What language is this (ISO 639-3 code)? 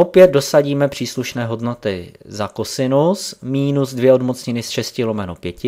ces